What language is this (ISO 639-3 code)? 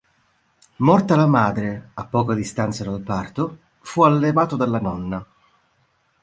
ita